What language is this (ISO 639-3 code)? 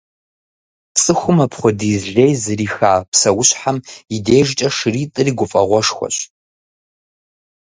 kbd